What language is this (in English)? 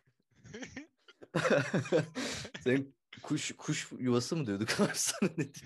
Turkish